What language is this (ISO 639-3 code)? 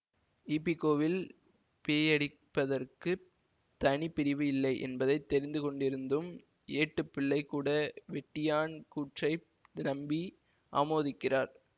tam